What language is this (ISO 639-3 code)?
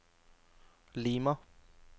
nor